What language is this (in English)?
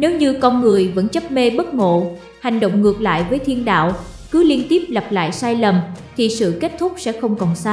Vietnamese